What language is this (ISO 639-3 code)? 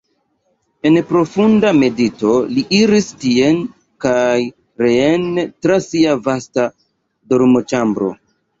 epo